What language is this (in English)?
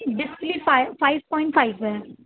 Urdu